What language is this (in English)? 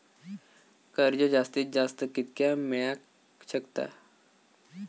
Marathi